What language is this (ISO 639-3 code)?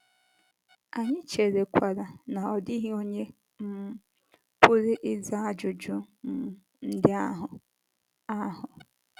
ibo